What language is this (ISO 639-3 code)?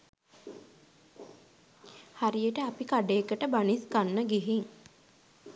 sin